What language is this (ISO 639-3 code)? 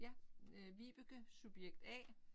dan